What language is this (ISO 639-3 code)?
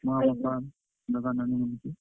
ori